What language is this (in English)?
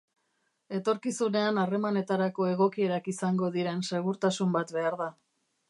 Basque